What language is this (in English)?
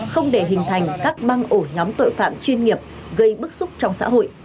Vietnamese